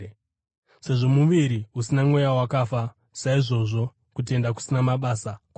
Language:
Shona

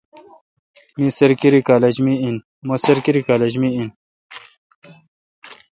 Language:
Kalkoti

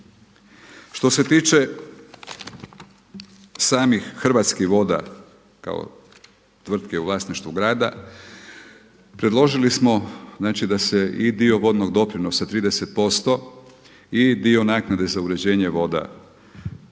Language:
Croatian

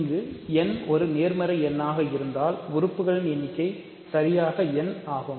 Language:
Tamil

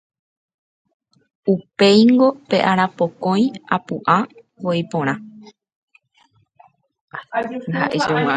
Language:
Guarani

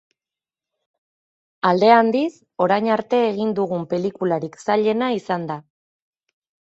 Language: Basque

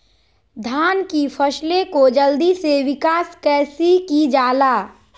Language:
Magahi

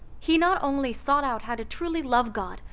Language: English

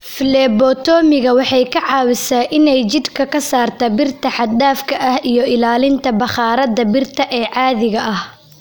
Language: Somali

